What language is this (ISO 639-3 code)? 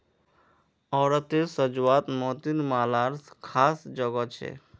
mag